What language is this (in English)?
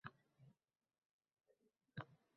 Uzbek